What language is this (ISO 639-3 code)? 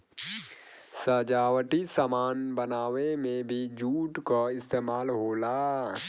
bho